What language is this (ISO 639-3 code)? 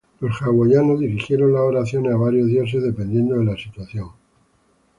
spa